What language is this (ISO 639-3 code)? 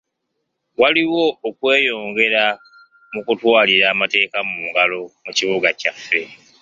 lug